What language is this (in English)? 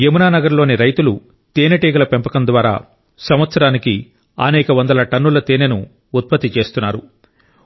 Telugu